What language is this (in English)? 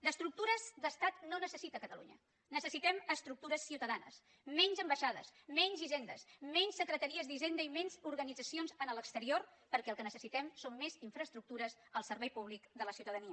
Catalan